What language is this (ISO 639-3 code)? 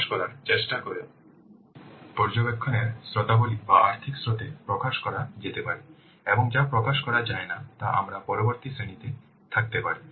ben